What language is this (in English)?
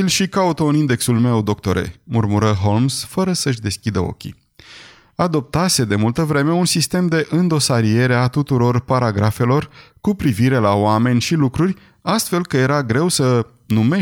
Romanian